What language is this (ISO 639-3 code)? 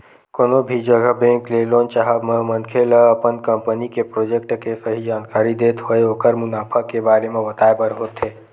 hne